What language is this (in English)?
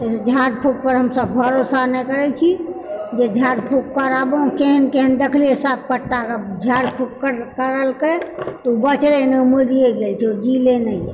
Maithili